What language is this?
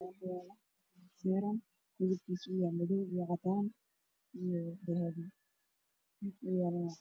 Somali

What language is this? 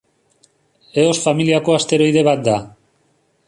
Basque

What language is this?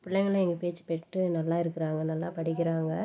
Tamil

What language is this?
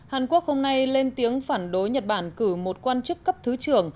Vietnamese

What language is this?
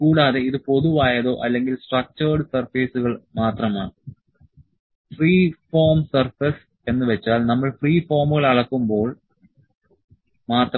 Malayalam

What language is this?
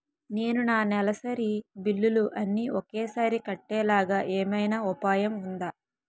Telugu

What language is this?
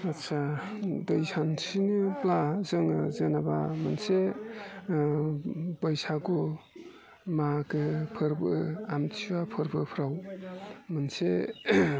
Bodo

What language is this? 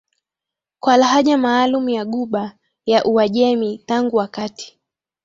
Swahili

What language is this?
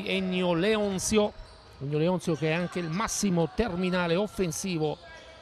Italian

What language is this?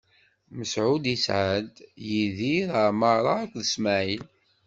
Kabyle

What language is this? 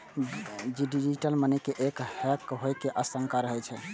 Maithili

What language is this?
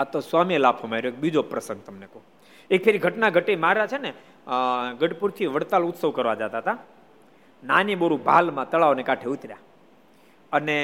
Gujarati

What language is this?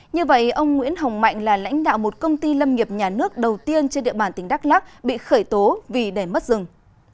Vietnamese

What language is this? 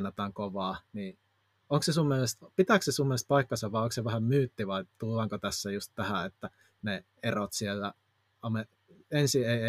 Finnish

